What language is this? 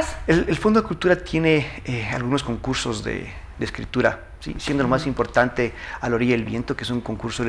Spanish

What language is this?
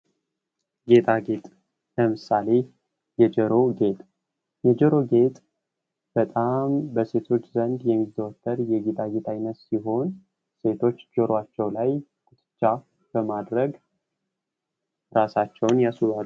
Amharic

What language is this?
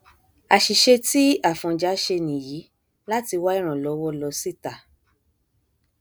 Yoruba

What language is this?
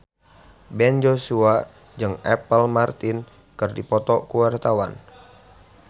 Sundanese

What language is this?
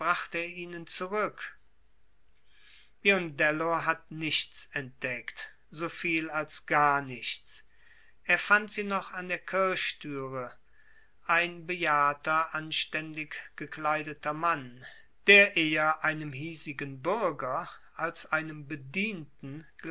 German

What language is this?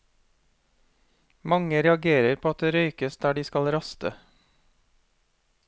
Norwegian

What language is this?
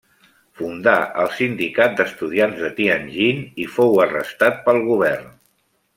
Catalan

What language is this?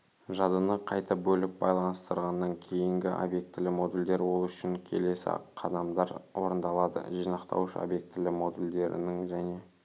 Kazakh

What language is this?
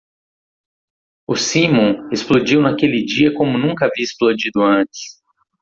Portuguese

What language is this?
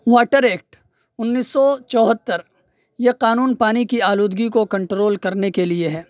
Urdu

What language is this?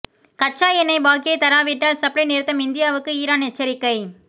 Tamil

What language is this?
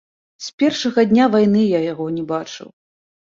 Belarusian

